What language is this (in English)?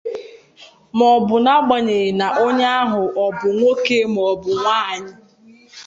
Igbo